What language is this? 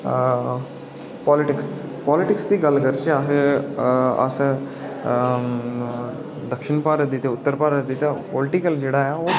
Dogri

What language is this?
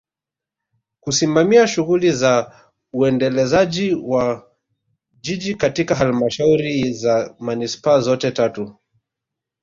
Swahili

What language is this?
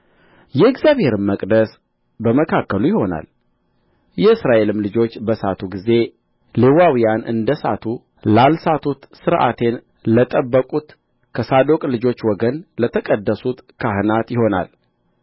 Amharic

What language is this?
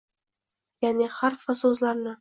Uzbek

